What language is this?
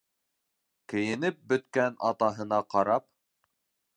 Bashkir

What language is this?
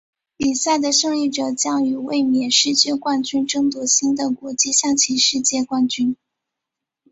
Chinese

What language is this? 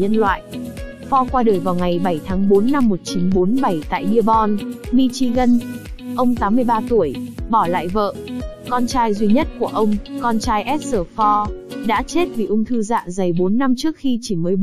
Vietnamese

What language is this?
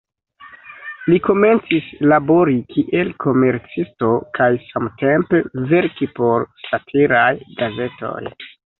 Esperanto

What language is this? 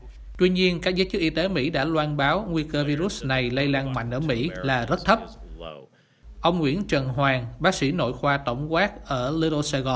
Vietnamese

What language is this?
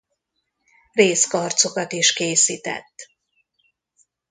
Hungarian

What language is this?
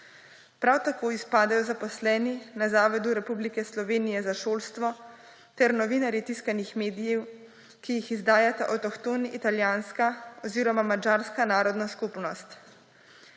Slovenian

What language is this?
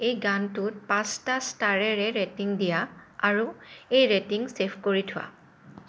Assamese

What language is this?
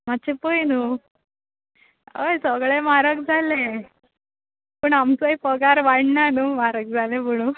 Konkani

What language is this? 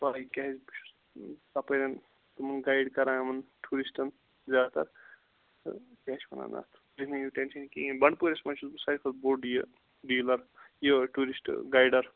Kashmiri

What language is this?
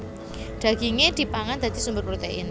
Javanese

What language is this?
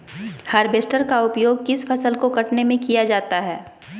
Magahi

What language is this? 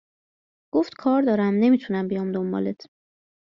Persian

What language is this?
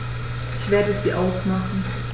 German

